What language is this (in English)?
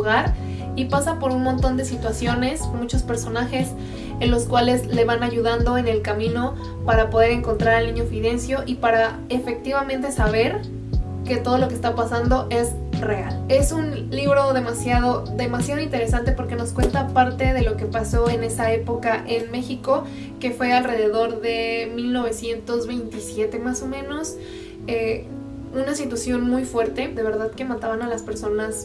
Spanish